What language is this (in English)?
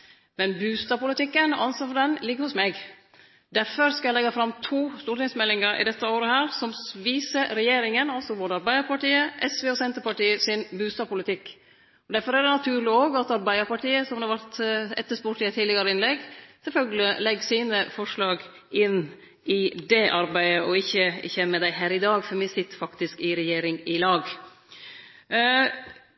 Norwegian Nynorsk